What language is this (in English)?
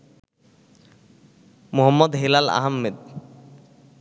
Bangla